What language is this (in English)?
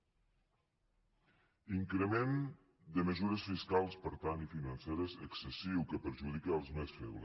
Catalan